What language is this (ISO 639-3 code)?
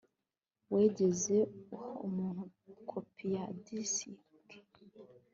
kin